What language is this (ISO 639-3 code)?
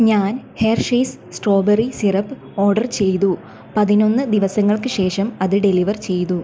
mal